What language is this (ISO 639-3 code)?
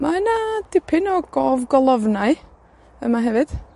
cym